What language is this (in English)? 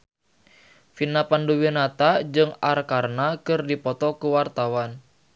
Sundanese